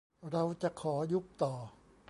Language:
Thai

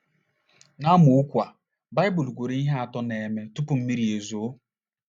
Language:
Igbo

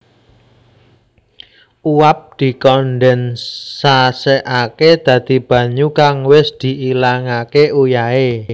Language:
Javanese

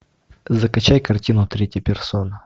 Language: Russian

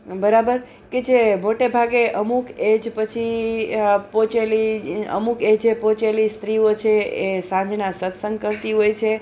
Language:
Gujarati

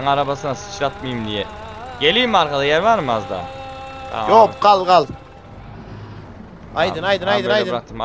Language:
Turkish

